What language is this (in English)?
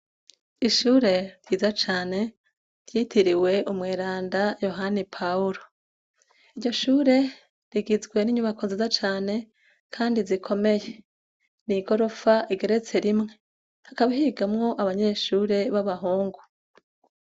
Rundi